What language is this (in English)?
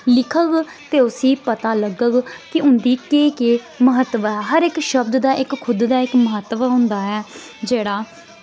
Dogri